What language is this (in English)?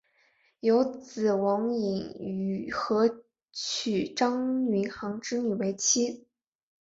Chinese